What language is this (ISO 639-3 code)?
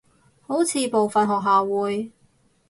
yue